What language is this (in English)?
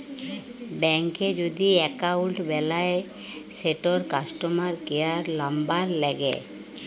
Bangla